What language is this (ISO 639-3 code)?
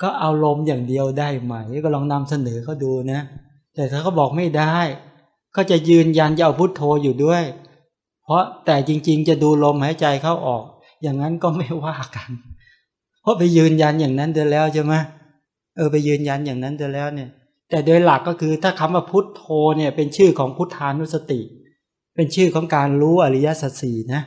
tha